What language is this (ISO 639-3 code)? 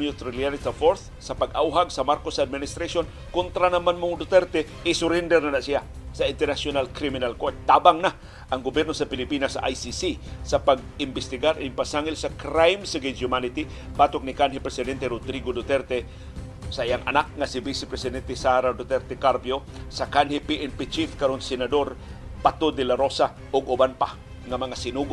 fil